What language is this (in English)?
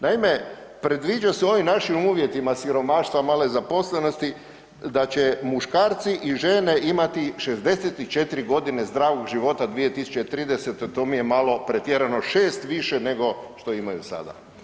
Croatian